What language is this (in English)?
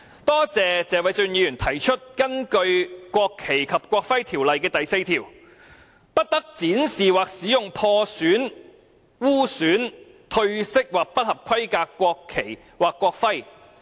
Cantonese